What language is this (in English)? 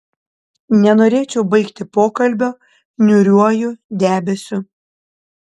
Lithuanian